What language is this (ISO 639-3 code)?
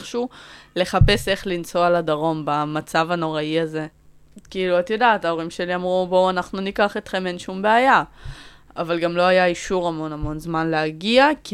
heb